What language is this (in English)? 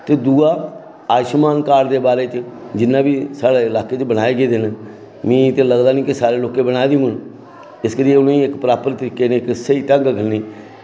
Dogri